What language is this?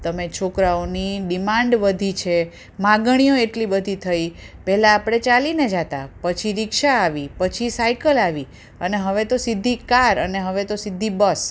Gujarati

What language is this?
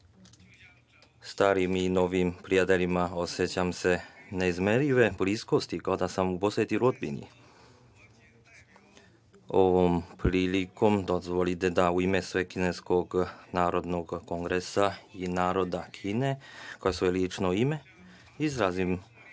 Serbian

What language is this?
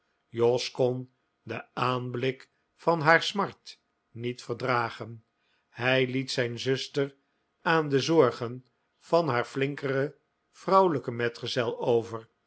Dutch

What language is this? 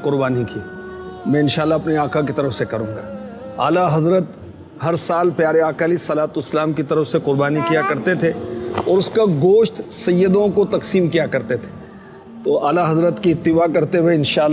Urdu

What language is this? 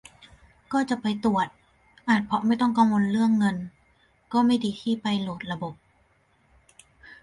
Thai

